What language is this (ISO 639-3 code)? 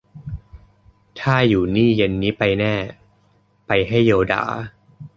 tha